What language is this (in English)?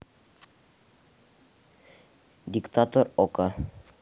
Russian